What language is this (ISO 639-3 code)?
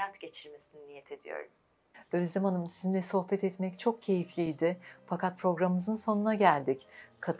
tur